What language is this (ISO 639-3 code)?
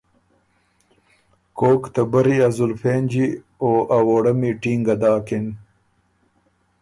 oru